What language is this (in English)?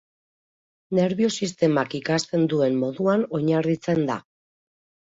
Basque